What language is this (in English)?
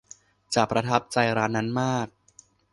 Thai